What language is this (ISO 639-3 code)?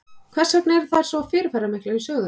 isl